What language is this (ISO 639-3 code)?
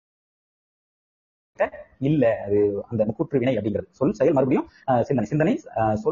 tam